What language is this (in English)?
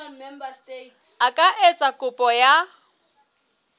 Southern Sotho